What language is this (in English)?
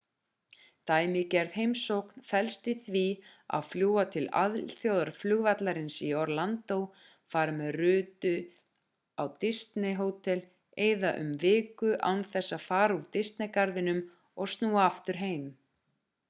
Icelandic